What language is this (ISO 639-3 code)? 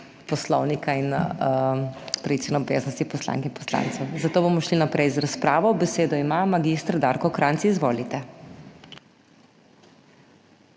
slv